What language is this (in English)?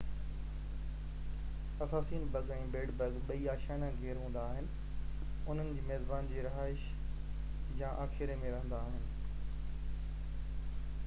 Sindhi